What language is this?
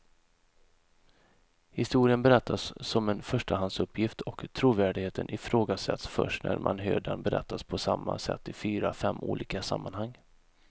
Swedish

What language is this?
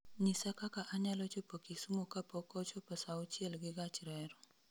Luo (Kenya and Tanzania)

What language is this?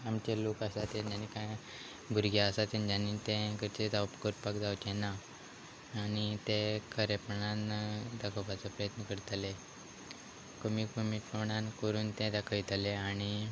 Konkani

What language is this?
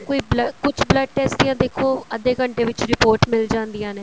Punjabi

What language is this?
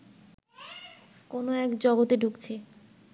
Bangla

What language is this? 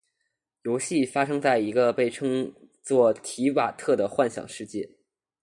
Chinese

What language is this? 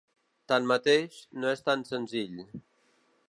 Catalan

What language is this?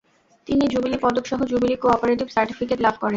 Bangla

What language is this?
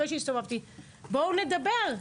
Hebrew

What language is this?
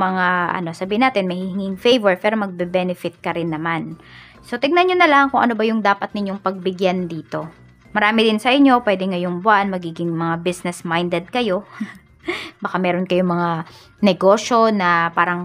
Filipino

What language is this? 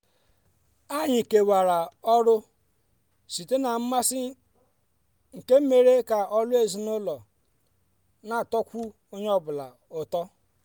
Igbo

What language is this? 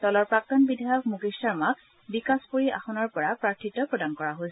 Assamese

